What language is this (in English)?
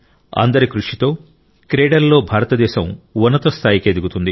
Telugu